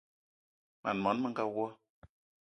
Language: Eton (Cameroon)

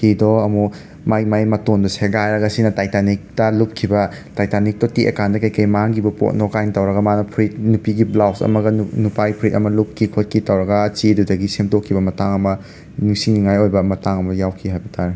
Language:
Manipuri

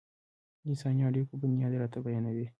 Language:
Pashto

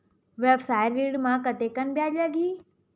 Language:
Chhattisgarhi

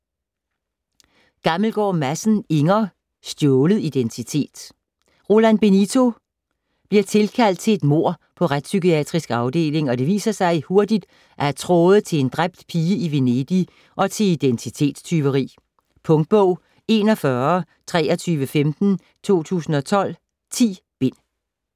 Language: Danish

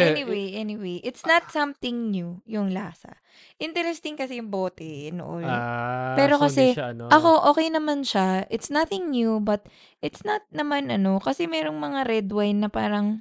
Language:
Filipino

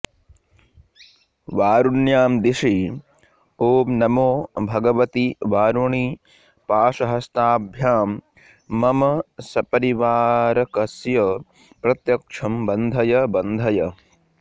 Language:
Sanskrit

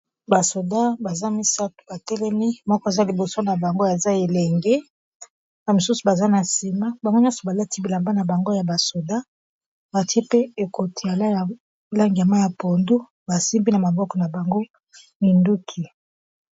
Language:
Lingala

